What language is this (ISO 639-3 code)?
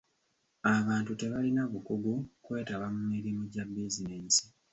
lug